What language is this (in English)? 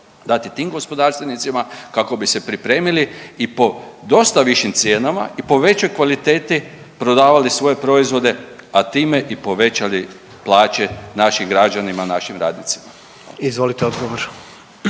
Croatian